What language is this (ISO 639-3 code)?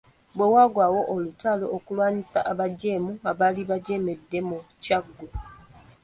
lug